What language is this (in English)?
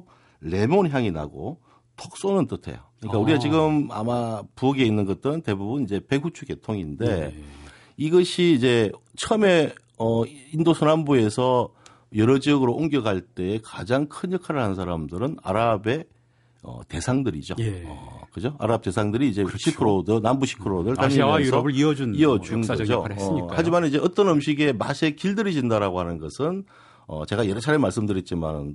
Korean